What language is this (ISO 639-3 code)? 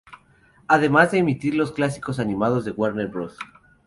spa